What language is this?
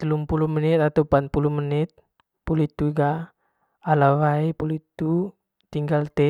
Manggarai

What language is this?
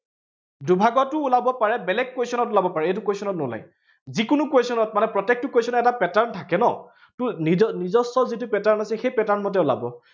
Assamese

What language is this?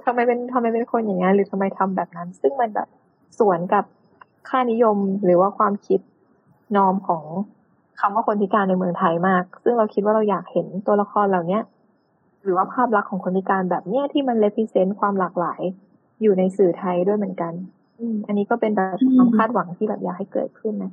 Thai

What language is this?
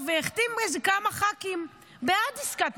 Hebrew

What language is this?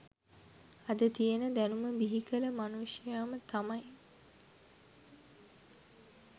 Sinhala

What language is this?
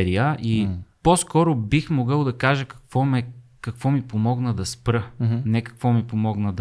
Bulgarian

